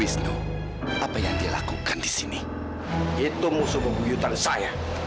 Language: Indonesian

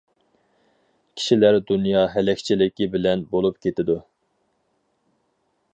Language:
Uyghur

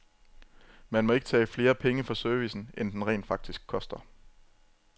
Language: Danish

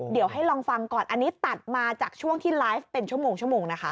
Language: Thai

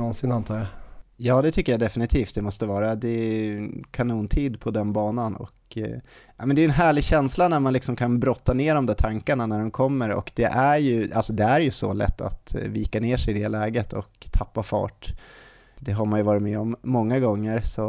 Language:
Swedish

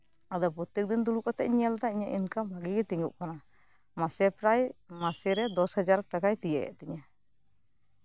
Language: Santali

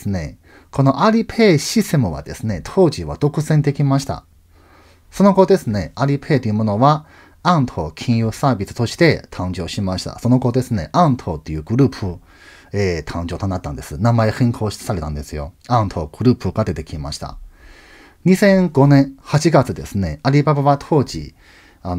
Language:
Japanese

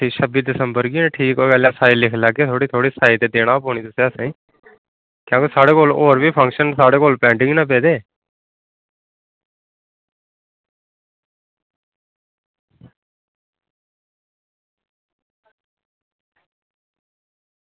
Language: Dogri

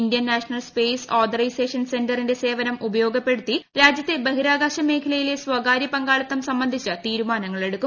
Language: Malayalam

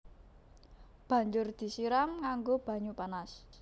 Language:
Javanese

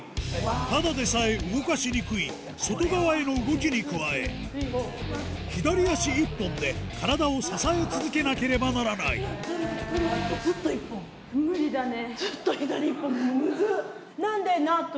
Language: Japanese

